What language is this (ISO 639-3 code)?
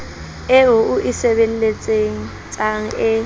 sot